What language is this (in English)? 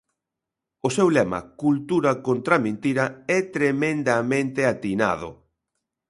Galician